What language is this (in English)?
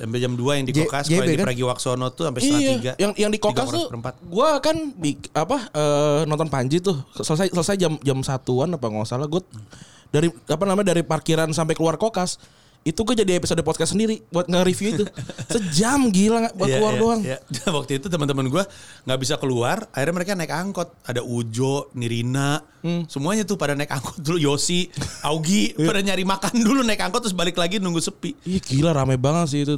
Indonesian